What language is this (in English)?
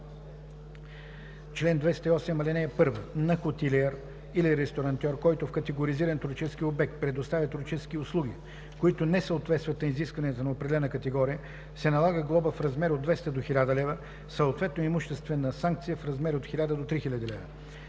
Bulgarian